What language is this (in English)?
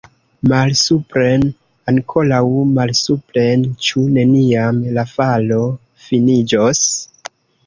Esperanto